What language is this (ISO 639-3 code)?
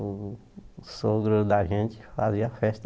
por